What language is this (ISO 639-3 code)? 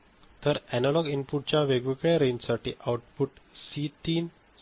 mar